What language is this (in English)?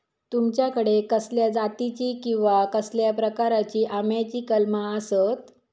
Marathi